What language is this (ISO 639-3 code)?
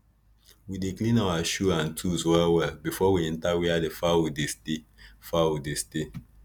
pcm